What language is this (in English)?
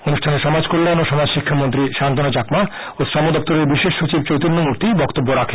Bangla